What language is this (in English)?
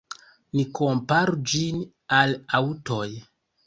Esperanto